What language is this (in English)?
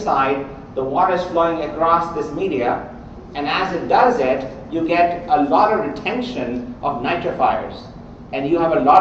English